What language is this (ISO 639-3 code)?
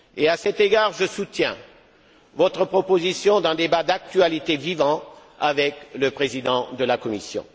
fra